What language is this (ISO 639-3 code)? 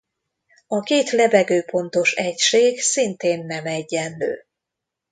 hun